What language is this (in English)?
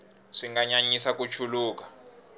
Tsonga